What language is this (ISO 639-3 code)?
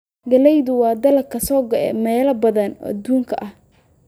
som